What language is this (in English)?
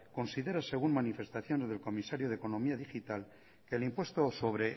Spanish